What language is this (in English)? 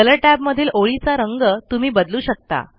Marathi